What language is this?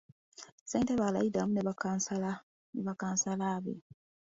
Ganda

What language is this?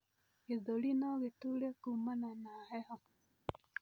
Kikuyu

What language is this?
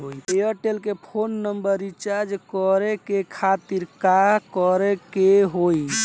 Bhojpuri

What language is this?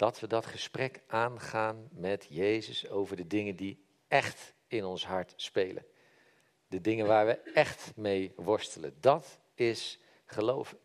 Dutch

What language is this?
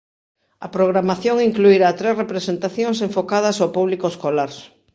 Galician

